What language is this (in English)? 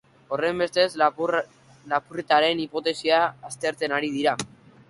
Basque